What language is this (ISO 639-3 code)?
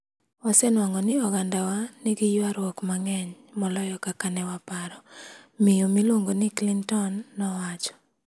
luo